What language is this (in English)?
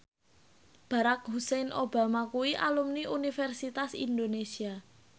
Javanese